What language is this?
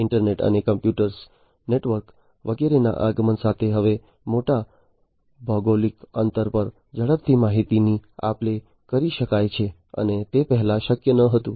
Gujarati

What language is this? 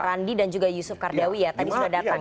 Indonesian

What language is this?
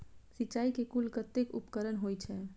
Maithili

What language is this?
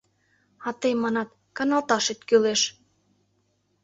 Mari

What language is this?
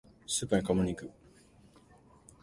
Japanese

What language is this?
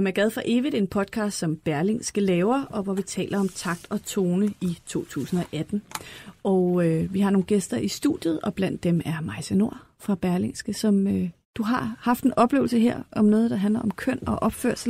Danish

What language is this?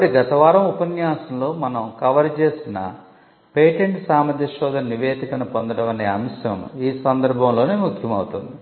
Telugu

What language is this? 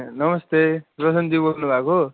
Nepali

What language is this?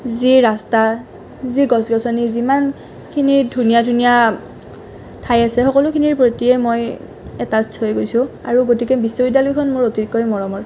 Assamese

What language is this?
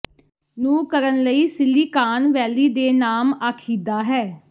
Punjabi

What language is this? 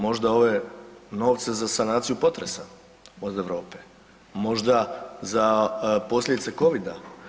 Croatian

